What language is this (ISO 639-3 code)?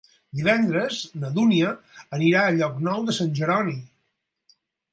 cat